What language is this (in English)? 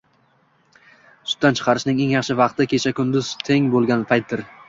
Uzbek